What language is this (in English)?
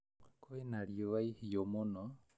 Kikuyu